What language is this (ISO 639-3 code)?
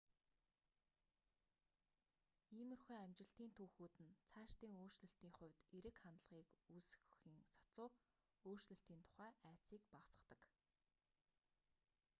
mon